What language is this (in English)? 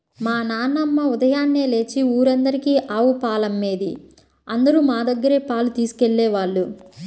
Telugu